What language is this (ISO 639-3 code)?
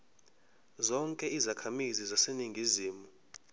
zul